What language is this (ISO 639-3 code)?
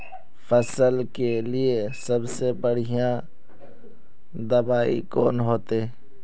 mag